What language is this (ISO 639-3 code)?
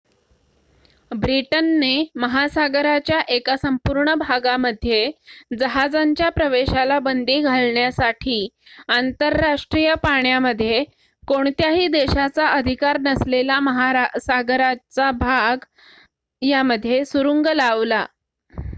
mar